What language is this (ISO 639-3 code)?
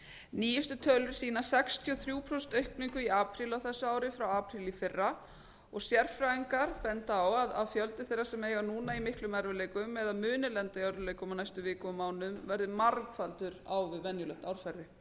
isl